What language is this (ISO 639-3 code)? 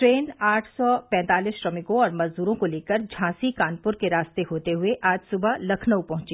hin